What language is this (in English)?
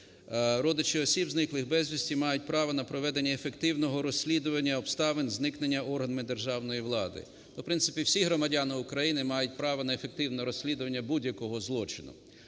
Ukrainian